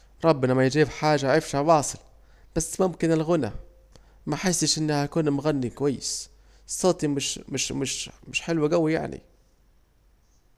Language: Saidi Arabic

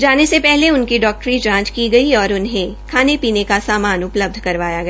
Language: Hindi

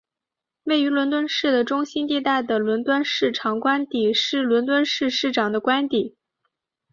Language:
Chinese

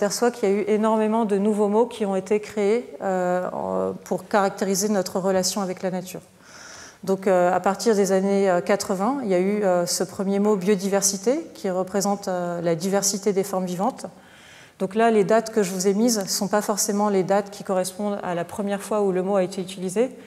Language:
French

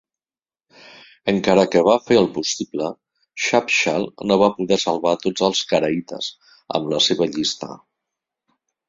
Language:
Catalan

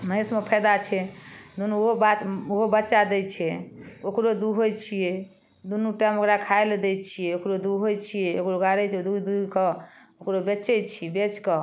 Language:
Maithili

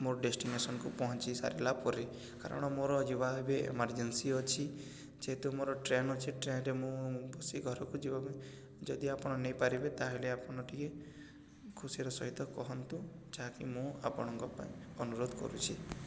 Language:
Odia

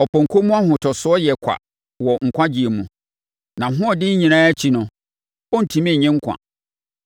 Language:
Akan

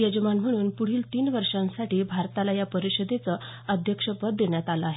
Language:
Marathi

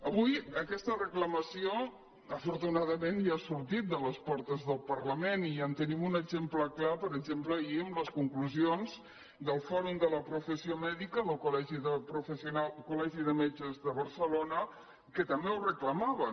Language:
Catalan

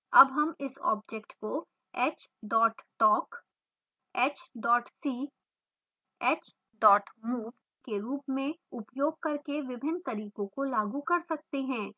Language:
Hindi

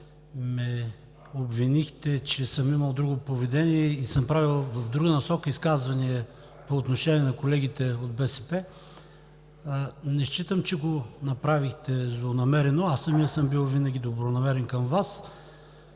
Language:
Bulgarian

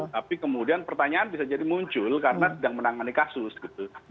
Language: Indonesian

